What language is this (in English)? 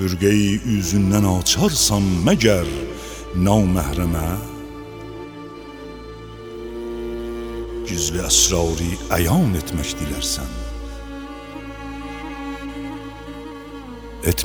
Persian